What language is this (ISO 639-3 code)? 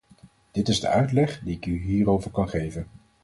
nld